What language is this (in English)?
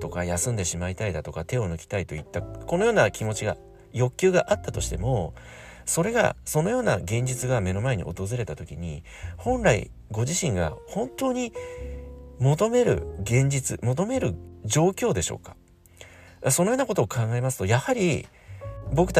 Japanese